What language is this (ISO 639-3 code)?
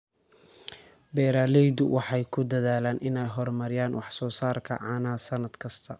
som